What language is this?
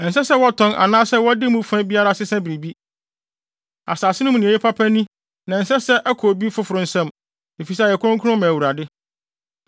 Akan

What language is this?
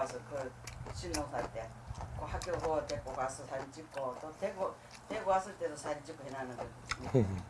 Korean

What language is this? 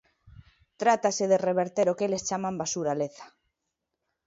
Galician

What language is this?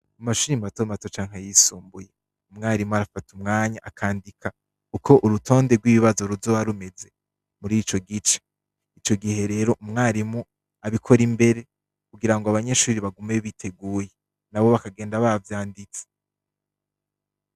Rundi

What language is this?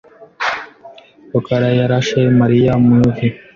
Kinyarwanda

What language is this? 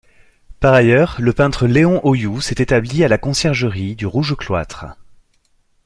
French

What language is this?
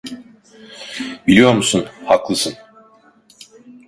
Turkish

